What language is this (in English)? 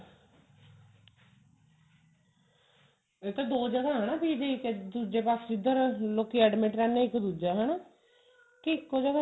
Punjabi